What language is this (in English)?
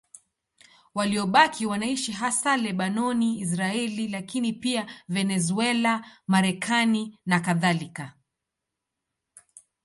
Swahili